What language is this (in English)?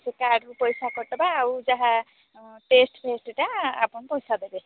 Odia